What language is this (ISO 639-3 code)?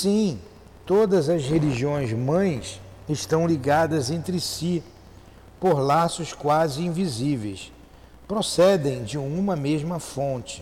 por